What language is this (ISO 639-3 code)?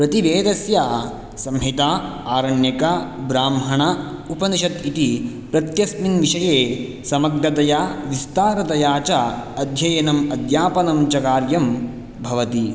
san